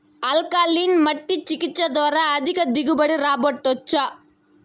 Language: Telugu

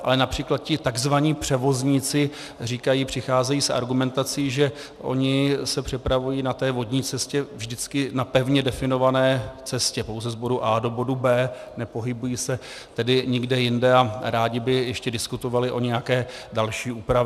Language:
Czech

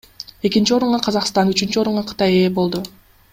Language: Kyrgyz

